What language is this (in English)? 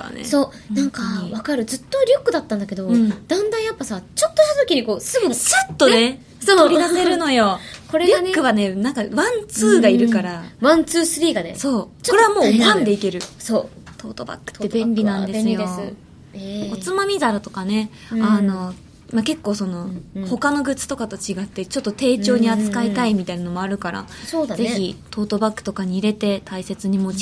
Japanese